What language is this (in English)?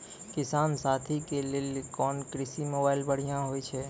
Maithili